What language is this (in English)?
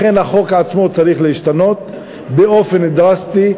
Hebrew